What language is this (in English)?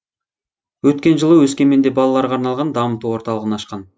Kazakh